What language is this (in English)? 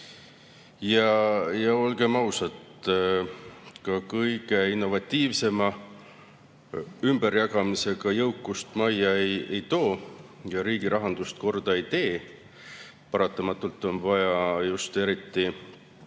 Estonian